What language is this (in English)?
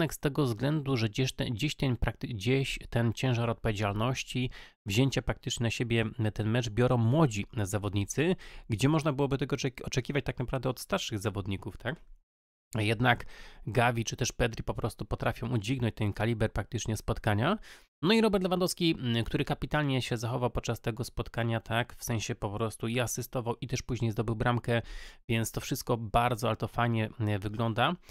Polish